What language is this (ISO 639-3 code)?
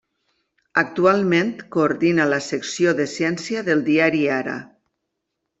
cat